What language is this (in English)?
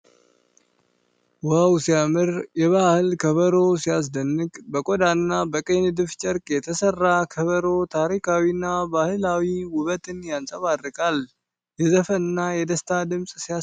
Amharic